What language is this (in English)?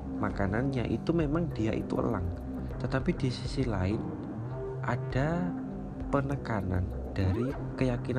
Indonesian